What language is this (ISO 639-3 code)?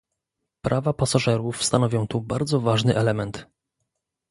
pol